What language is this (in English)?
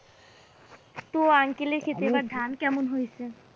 Bangla